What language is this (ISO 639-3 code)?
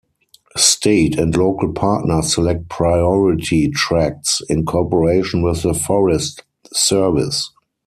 eng